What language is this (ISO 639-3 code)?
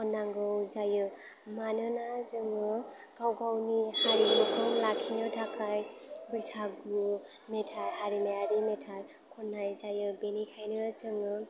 brx